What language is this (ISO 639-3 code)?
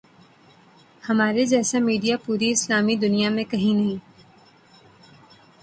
urd